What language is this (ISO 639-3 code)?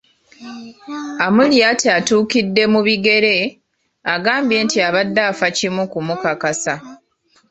lug